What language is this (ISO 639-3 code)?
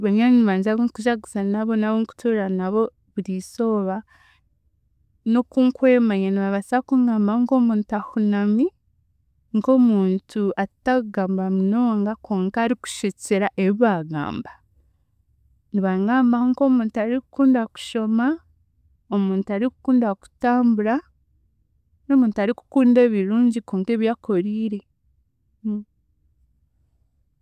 cgg